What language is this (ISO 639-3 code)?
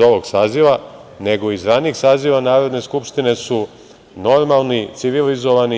srp